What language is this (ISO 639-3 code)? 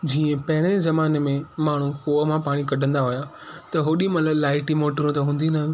snd